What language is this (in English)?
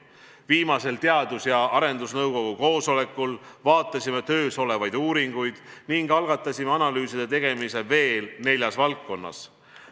Estonian